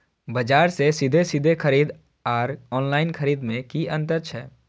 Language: Maithili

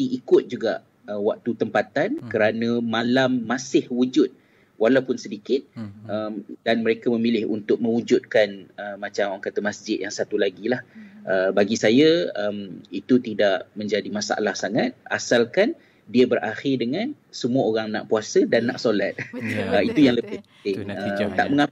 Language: Malay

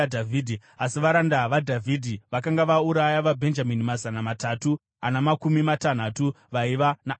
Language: Shona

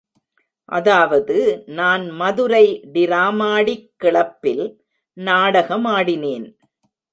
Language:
Tamil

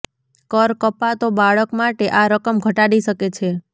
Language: Gujarati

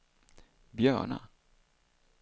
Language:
Swedish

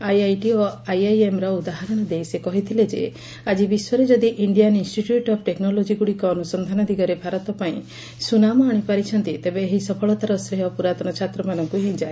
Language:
Odia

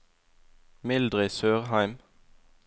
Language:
Norwegian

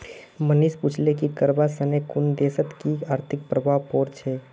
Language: Magahi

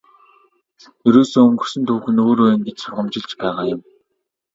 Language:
Mongolian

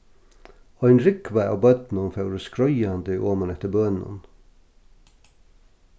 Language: Faroese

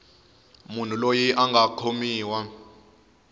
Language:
Tsonga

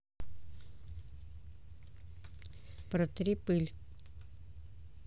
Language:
Russian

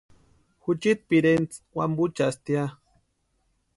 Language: Western Highland Purepecha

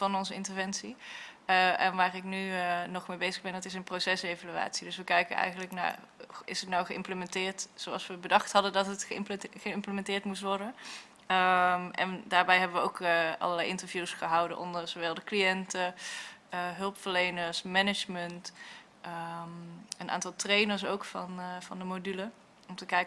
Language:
Dutch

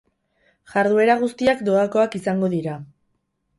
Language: Basque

